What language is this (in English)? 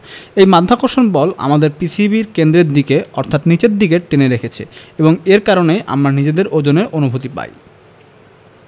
Bangla